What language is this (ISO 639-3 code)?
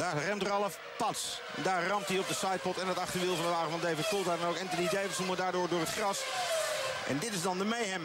nld